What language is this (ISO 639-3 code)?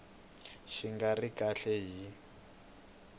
tso